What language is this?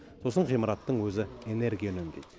Kazakh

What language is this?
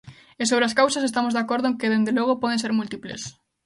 Galician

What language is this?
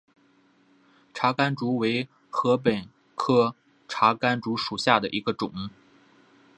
Chinese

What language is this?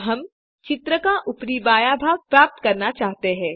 Hindi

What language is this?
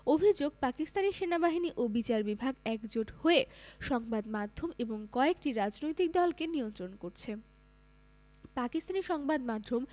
Bangla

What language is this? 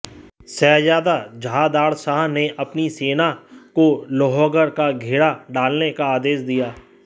Hindi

